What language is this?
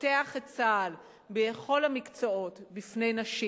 Hebrew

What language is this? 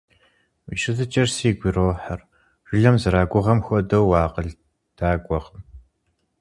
Kabardian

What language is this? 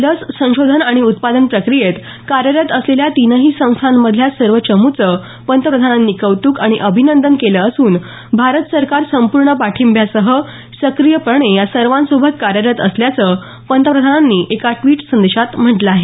Marathi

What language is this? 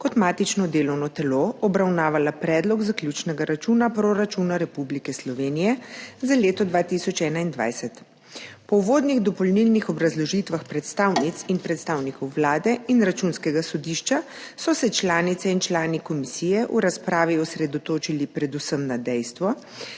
Slovenian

